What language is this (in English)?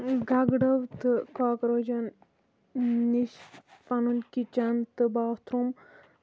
Kashmiri